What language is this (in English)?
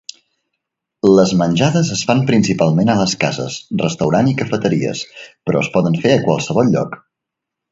Catalan